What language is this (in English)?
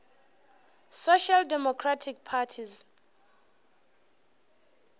Northern Sotho